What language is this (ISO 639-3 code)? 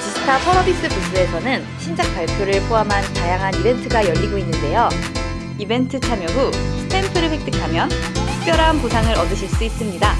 kor